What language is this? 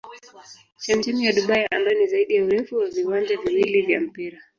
Swahili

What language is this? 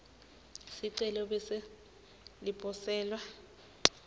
Swati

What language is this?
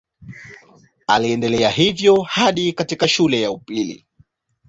Swahili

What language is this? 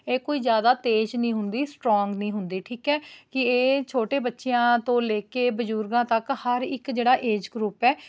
Punjabi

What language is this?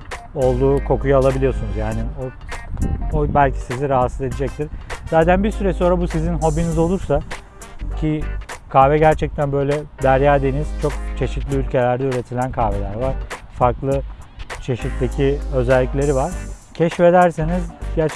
Turkish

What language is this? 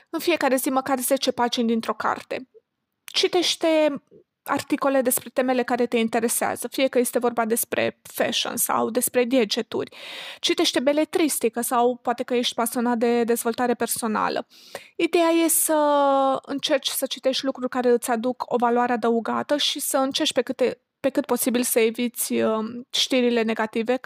Romanian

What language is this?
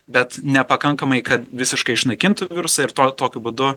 Lithuanian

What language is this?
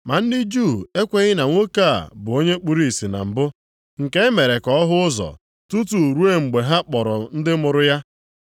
Igbo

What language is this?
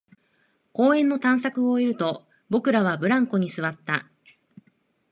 Japanese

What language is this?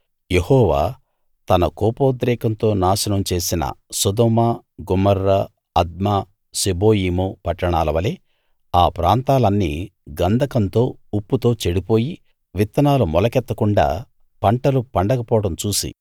Telugu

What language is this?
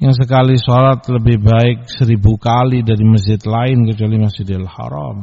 Indonesian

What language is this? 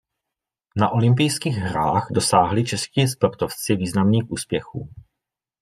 Czech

